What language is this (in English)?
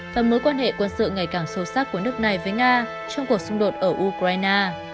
Vietnamese